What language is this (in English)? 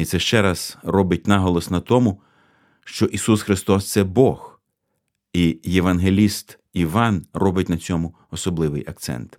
Ukrainian